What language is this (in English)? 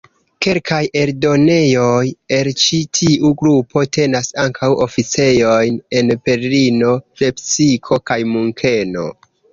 Esperanto